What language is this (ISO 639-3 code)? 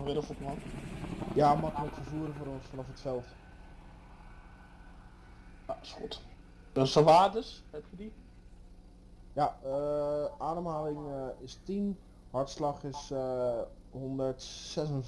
nld